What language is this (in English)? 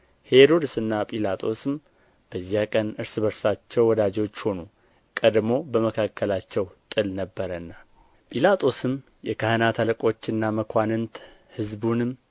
Amharic